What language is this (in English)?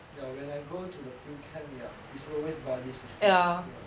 English